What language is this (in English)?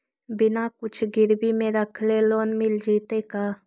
Magahi